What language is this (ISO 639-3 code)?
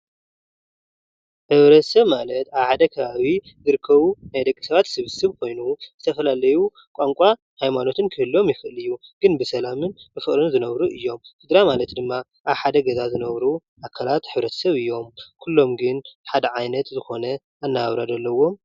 tir